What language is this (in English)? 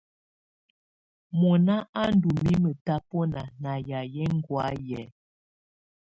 Tunen